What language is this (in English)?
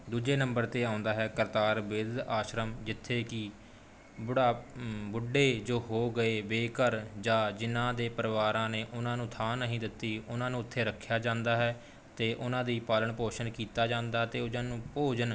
Punjabi